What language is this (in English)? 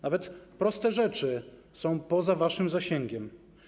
Polish